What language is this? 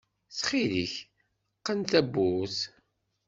Kabyle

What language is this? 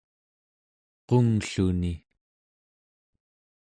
Central Yupik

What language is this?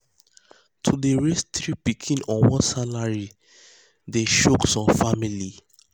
Nigerian Pidgin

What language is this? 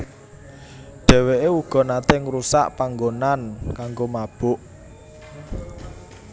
Javanese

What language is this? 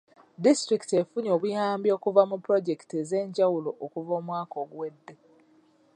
Ganda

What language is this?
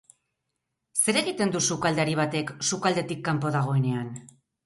Basque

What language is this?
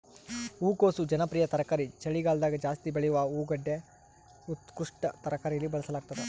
Kannada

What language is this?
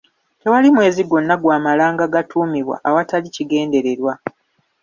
Ganda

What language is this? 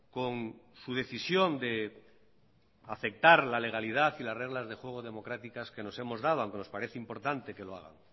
Spanish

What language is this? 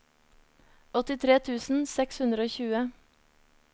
Norwegian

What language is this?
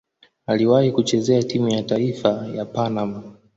Swahili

